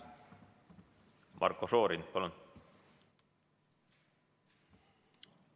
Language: Estonian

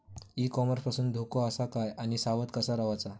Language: Marathi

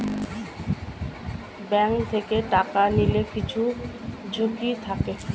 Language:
Bangla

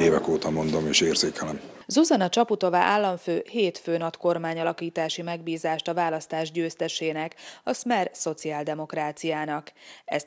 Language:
Hungarian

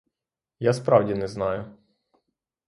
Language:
Ukrainian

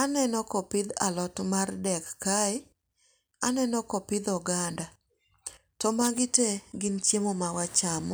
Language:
Luo (Kenya and Tanzania)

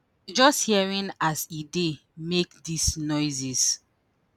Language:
Nigerian Pidgin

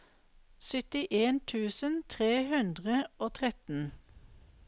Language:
Norwegian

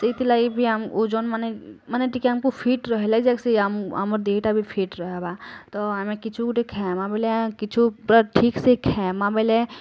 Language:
Odia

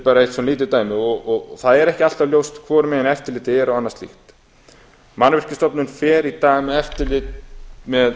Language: Icelandic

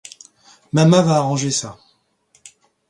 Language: French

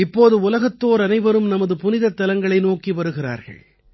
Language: Tamil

